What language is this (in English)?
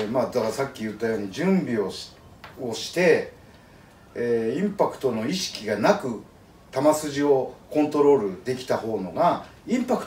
Japanese